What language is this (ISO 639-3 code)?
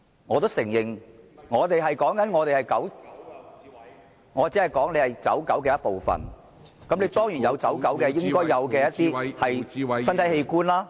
yue